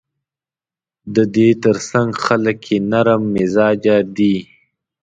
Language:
Pashto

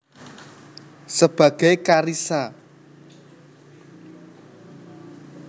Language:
Javanese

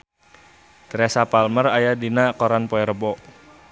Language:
Sundanese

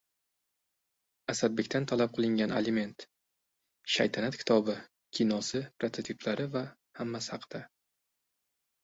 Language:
Uzbek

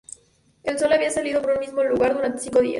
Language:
Spanish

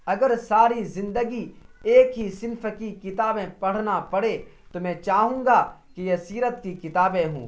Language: Urdu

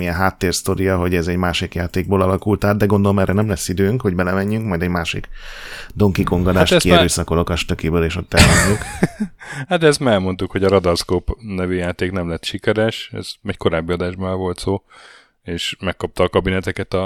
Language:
Hungarian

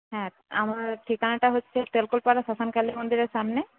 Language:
Bangla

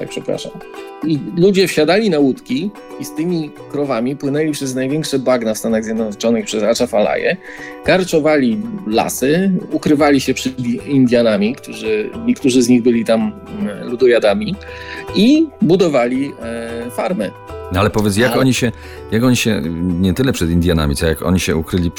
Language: Polish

